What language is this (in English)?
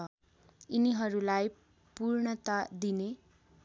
Nepali